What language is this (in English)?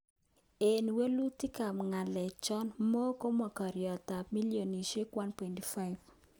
Kalenjin